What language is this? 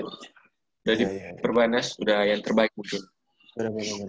Indonesian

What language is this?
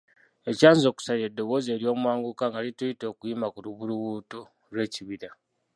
Ganda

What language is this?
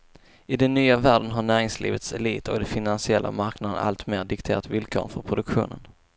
Swedish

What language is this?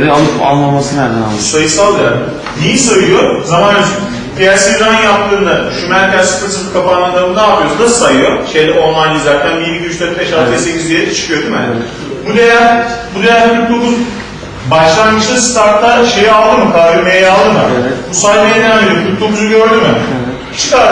Turkish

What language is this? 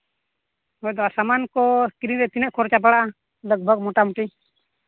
Santali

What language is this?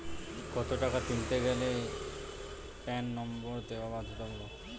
Bangla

